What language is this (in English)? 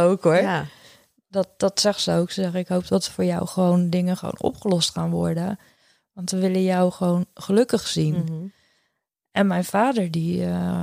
Dutch